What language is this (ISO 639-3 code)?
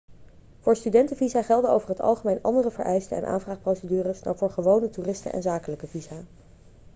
nld